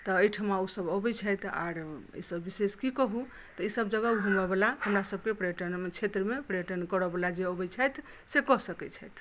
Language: Maithili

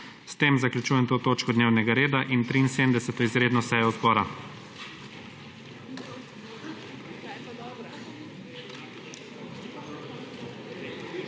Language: Slovenian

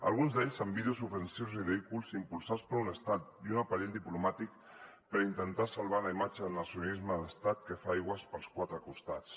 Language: Catalan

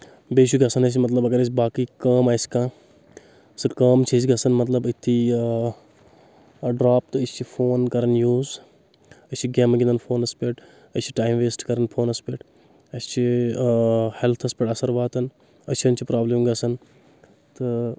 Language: Kashmiri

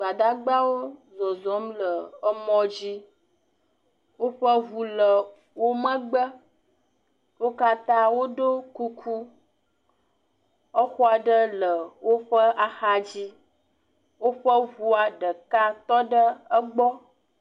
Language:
Ewe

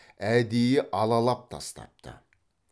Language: Kazakh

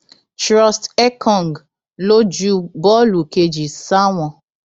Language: Yoruba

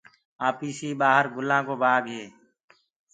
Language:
Gurgula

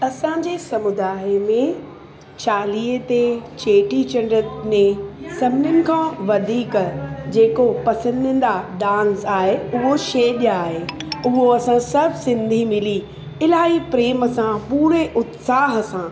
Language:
Sindhi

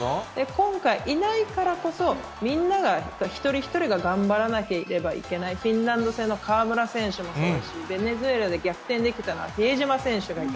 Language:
Japanese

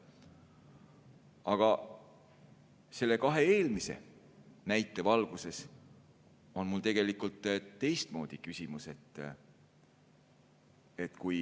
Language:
Estonian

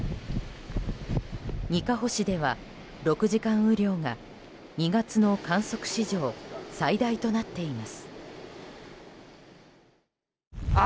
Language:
Japanese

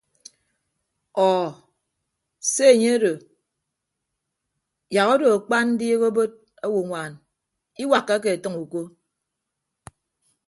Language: Ibibio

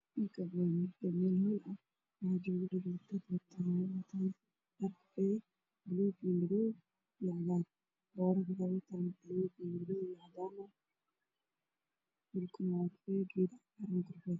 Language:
Somali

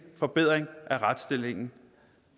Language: Danish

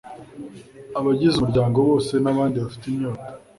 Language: Kinyarwanda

